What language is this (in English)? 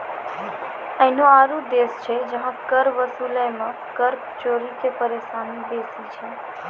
Maithili